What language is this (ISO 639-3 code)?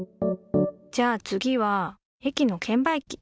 jpn